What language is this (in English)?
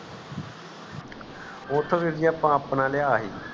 Punjabi